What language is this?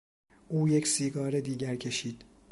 Persian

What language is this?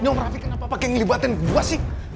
Indonesian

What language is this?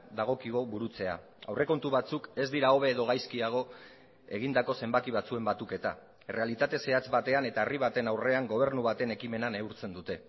Basque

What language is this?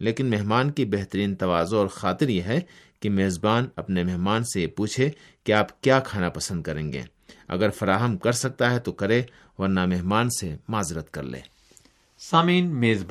Urdu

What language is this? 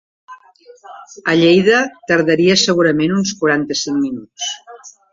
Catalan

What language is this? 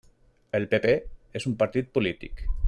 Catalan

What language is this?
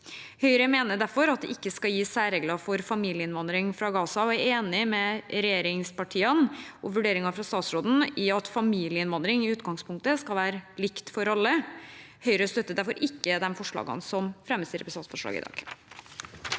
Norwegian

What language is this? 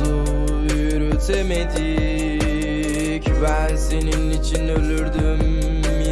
Turkish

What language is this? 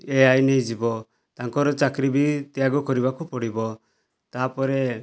Odia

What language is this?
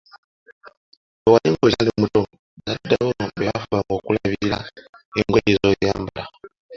Ganda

